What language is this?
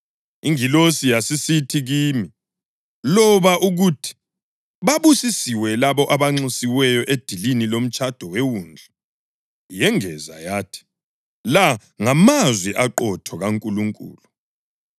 North Ndebele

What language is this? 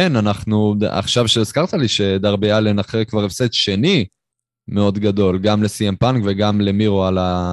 Hebrew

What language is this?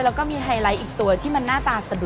Thai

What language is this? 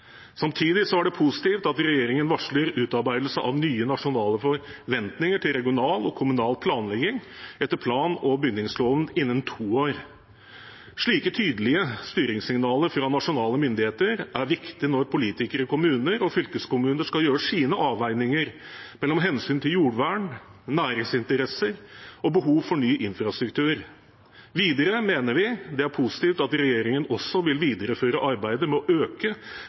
Norwegian Bokmål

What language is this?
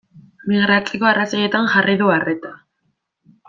Basque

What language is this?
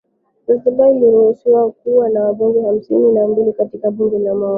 Swahili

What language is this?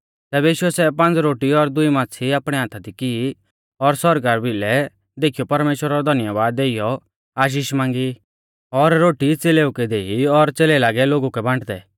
Mahasu Pahari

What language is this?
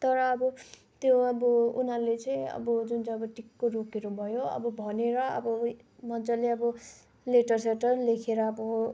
Nepali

